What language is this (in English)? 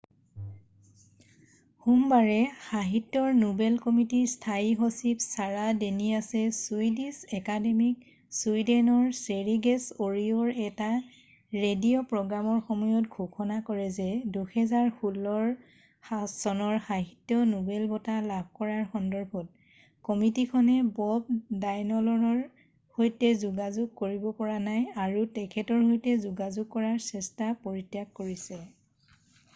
Assamese